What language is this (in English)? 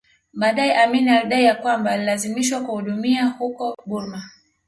Swahili